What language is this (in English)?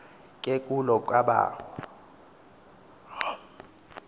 Xhosa